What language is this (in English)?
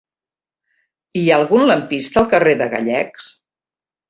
Catalan